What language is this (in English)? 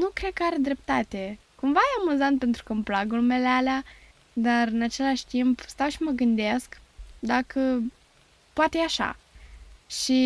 Romanian